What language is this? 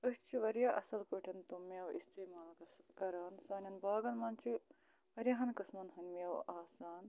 Kashmiri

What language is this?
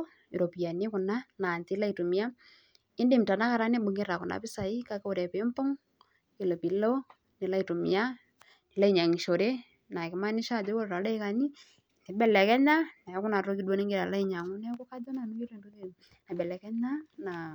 Masai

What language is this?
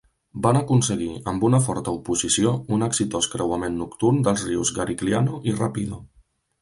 Catalan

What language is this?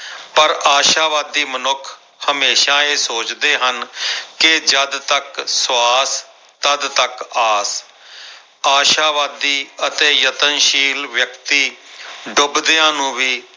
Punjabi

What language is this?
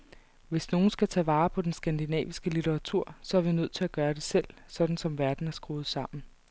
Danish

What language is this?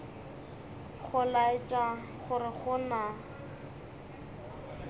Northern Sotho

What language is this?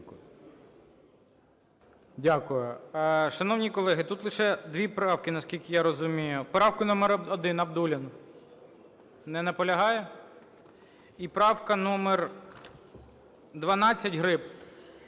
Ukrainian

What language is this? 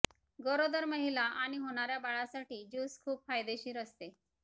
Marathi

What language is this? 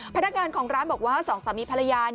Thai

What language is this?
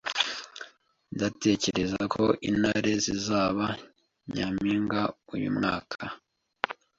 Kinyarwanda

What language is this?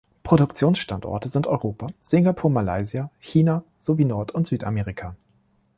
German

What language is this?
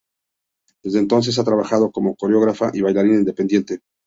Spanish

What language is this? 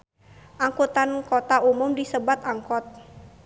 Sundanese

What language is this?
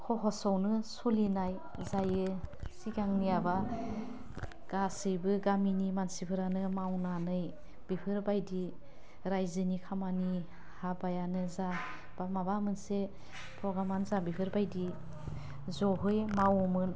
Bodo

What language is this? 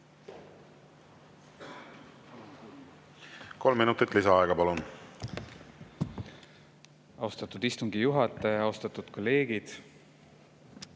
Estonian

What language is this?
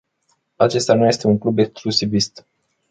Romanian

